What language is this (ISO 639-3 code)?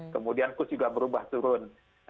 ind